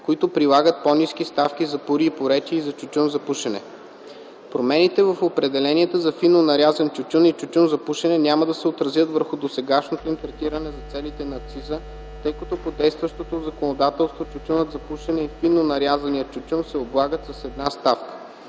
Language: Bulgarian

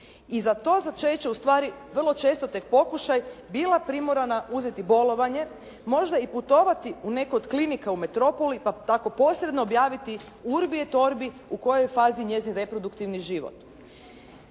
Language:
Croatian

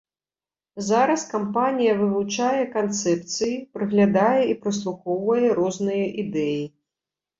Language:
Belarusian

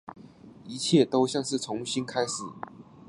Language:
Chinese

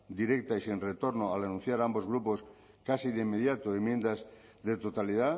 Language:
Spanish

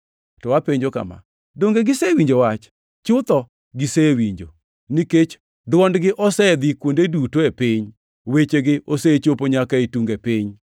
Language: Luo (Kenya and Tanzania)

